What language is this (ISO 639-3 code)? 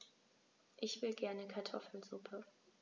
deu